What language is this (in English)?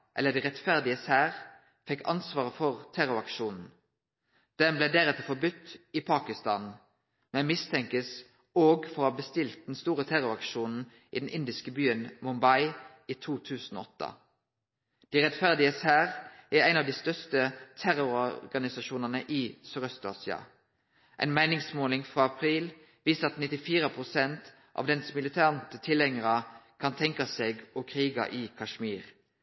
Norwegian Nynorsk